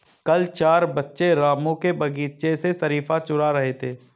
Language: Hindi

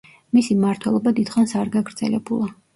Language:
Georgian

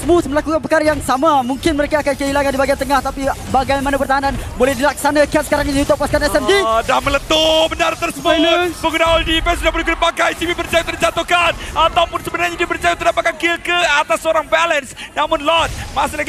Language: Malay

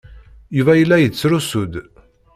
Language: Kabyle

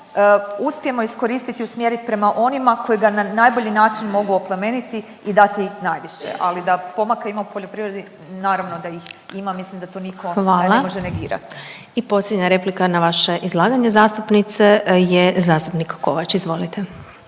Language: Croatian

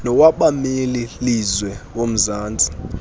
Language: Xhosa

